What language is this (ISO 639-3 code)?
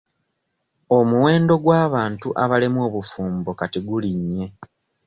lug